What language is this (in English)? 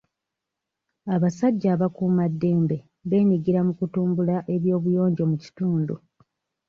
Ganda